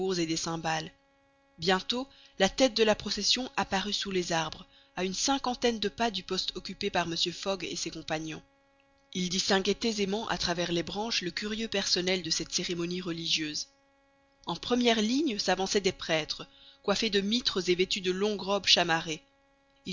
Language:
French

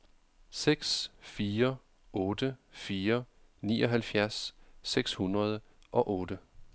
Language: Danish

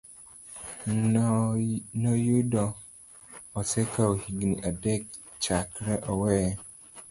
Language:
Luo (Kenya and Tanzania)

